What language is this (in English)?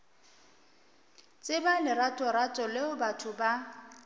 Northern Sotho